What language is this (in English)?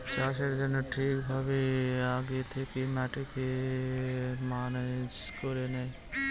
Bangla